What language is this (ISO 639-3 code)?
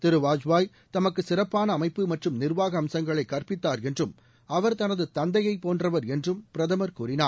tam